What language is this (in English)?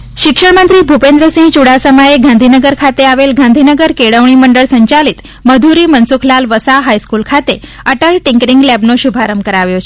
Gujarati